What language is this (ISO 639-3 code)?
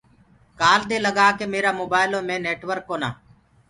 ggg